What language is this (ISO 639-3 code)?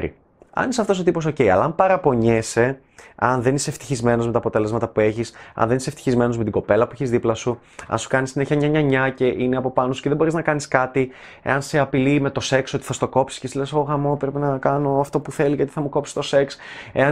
ell